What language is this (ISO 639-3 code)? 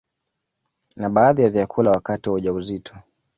swa